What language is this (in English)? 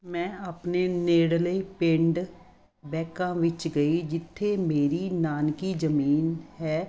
Punjabi